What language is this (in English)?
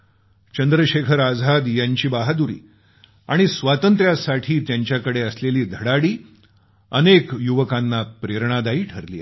Marathi